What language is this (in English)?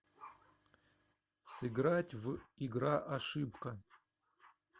Russian